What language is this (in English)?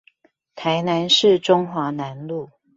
Chinese